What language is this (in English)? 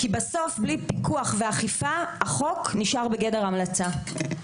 Hebrew